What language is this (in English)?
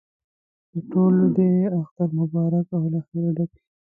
Pashto